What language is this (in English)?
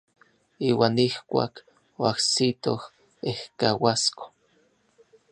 Orizaba Nahuatl